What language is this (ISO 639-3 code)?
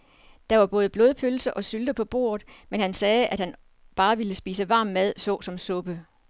dan